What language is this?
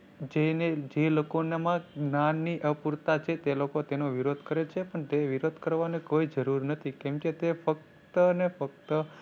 Gujarati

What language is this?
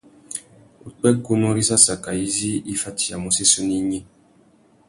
Tuki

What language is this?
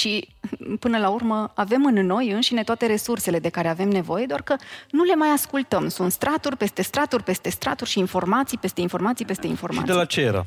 Romanian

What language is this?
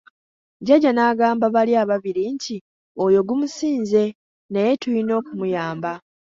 Ganda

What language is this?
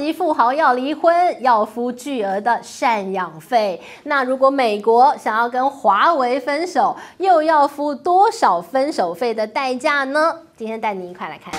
Chinese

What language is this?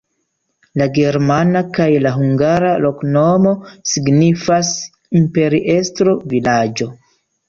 Esperanto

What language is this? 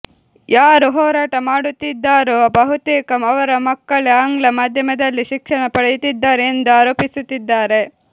Kannada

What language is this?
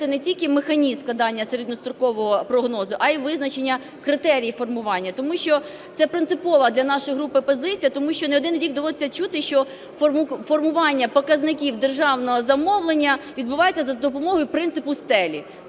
Ukrainian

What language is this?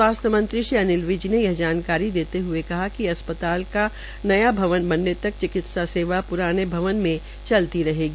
Hindi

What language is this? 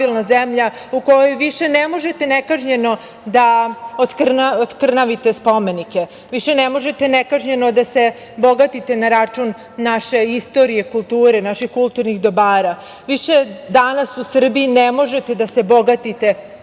Serbian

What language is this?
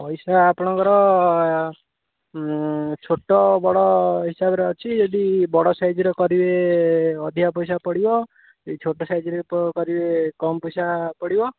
Odia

